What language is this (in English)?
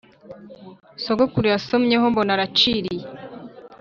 Kinyarwanda